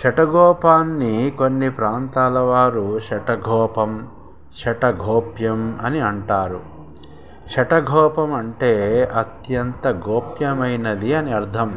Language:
Telugu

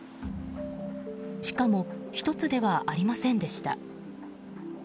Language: Japanese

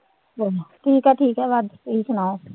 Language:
Punjabi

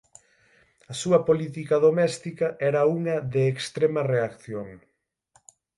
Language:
Galician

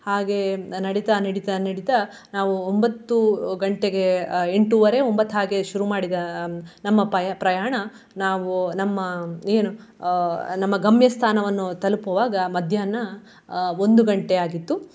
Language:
Kannada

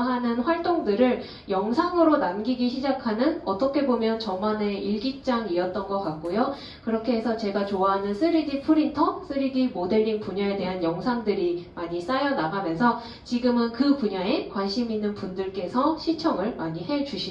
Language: Korean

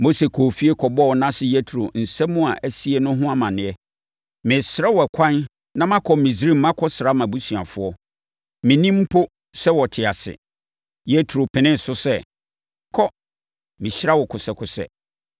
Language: Akan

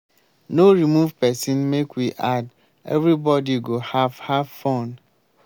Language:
Nigerian Pidgin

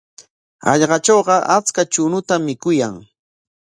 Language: Corongo Ancash Quechua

